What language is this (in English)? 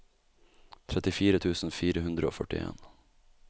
Norwegian